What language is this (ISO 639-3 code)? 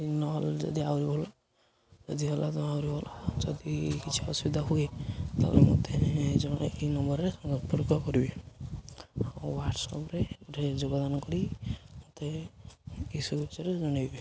ori